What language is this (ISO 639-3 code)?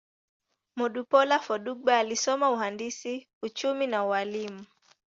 swa